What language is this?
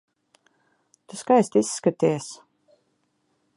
Latvian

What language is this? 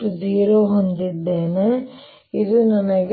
Kannada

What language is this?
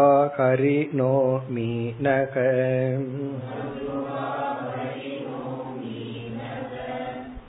Tamil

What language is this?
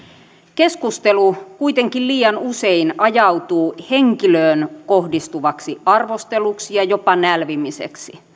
Finnish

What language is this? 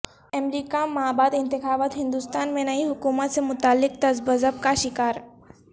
Urdu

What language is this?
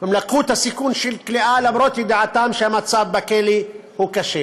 Hebrew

